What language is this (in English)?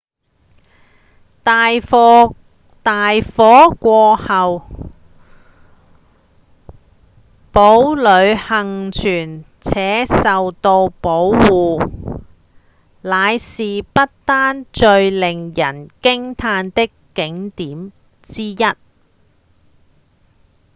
Cantonese